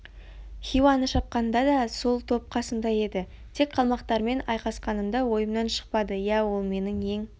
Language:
Kazakh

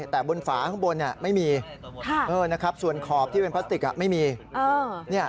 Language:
Thai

